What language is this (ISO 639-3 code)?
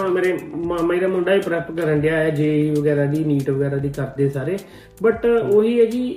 pan